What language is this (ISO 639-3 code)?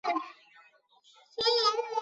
zho